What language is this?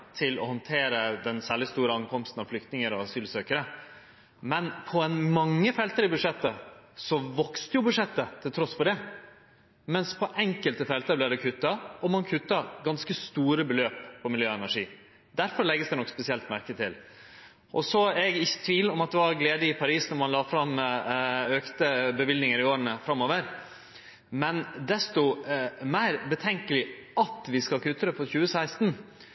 Norwegian Nynorsk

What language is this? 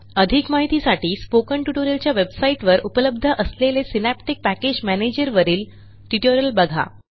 Marathi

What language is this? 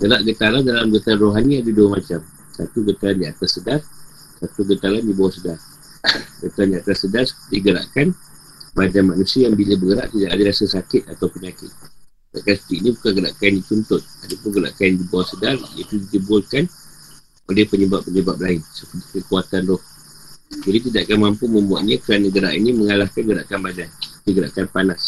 Malay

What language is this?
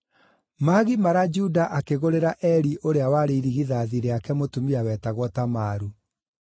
Kikuyu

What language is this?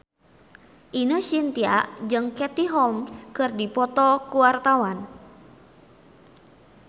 Sundanese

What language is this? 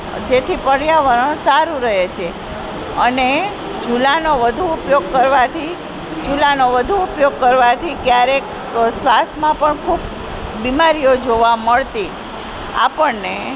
Gujarati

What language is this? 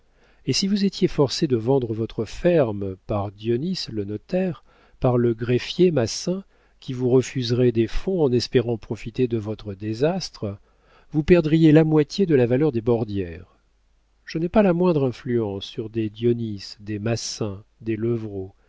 French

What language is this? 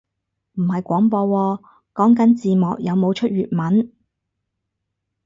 Cantonese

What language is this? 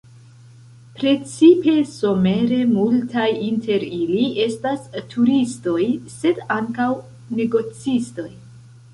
Esperanto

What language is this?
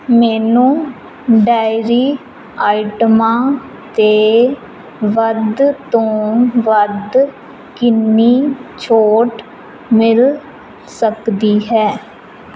Punjabi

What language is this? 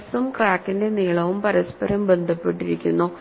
Malayalam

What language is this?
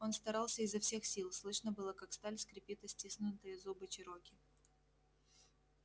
Russian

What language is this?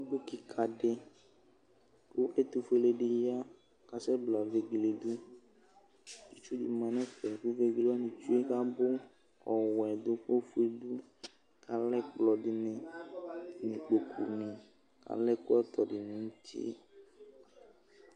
Ikposo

